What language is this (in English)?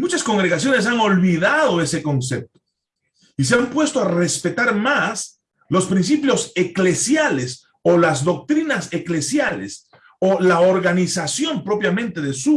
Spanish